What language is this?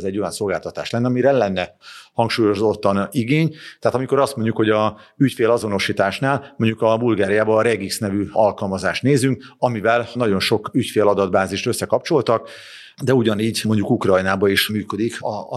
Hungarian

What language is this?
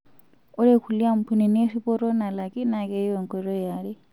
Masai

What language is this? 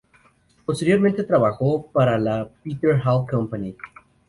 Spanish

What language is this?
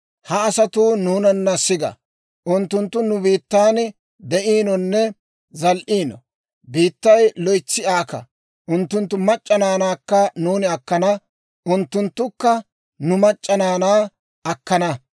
Dawro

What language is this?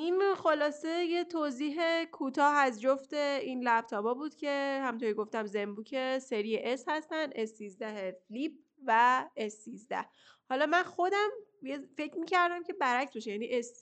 Persian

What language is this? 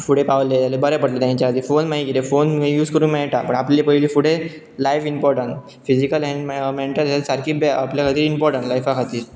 Konkani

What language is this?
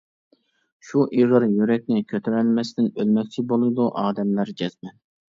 Uyghur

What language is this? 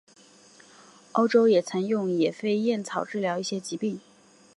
Chinese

